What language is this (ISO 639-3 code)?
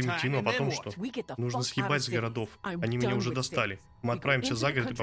rus